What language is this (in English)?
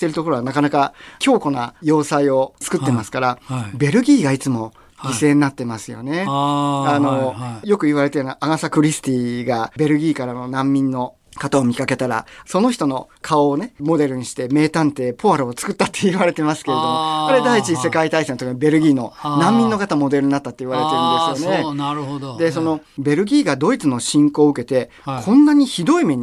Japanese